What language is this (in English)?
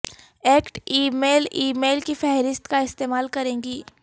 Urdu